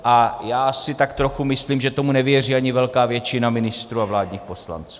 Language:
Czech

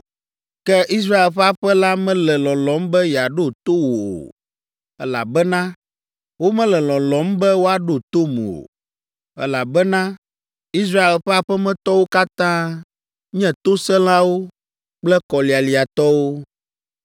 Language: Ewe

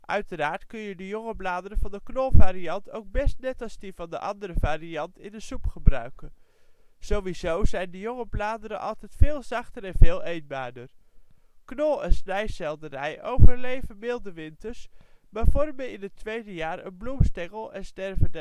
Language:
Dutch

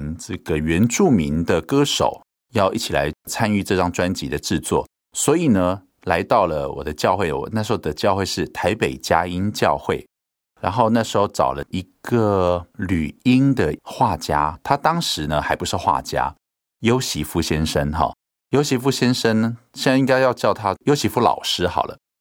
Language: Chinese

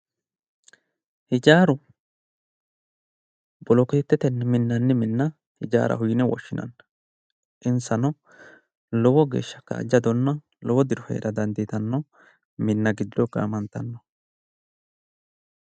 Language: Sidamo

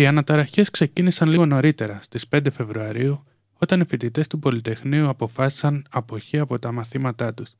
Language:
Greek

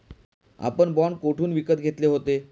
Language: Marathi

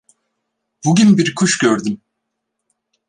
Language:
Turkish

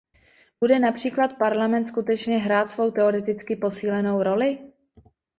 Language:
Czech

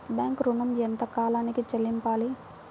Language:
Telugu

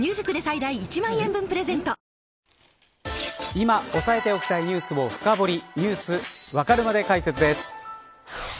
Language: Japanese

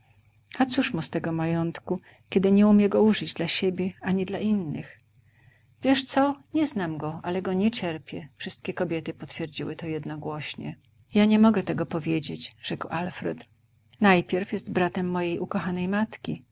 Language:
Polish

